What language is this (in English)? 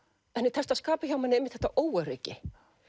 Icelandic